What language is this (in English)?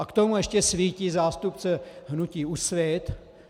Czech